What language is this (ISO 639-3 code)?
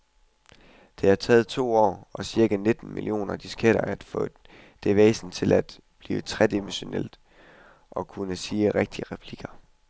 dan